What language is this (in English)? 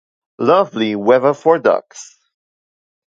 English